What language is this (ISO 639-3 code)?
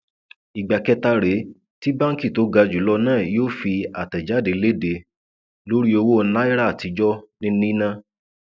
yor